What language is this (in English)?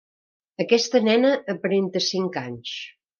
Catalan